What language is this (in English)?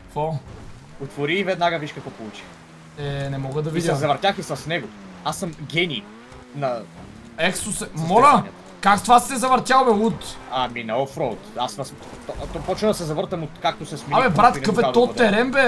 Bulgarian